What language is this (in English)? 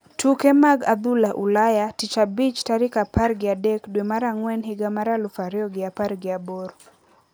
Luo (Kenya and Tanzania)